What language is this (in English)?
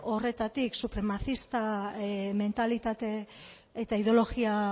Basque